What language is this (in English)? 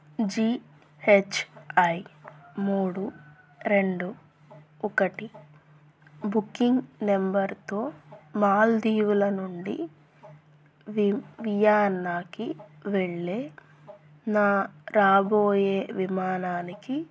Telugu